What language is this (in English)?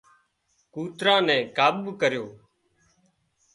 Wadiyara Koli